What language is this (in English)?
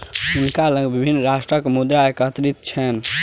Maithili